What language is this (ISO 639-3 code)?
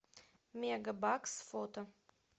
rus